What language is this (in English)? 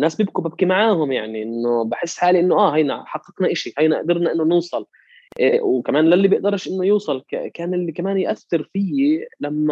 Arabic